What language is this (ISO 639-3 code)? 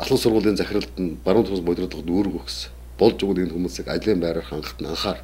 tur